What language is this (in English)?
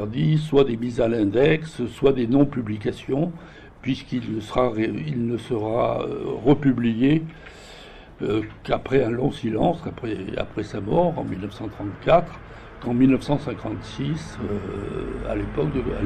French